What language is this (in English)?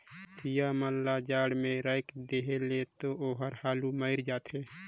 Chhattisgarhi